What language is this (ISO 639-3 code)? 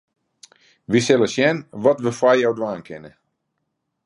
fry